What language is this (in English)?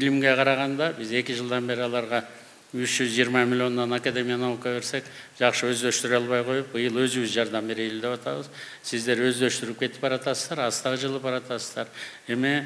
Turkish